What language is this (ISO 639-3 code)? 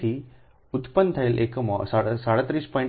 guj